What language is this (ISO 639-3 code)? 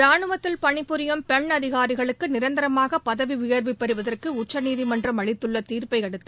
tam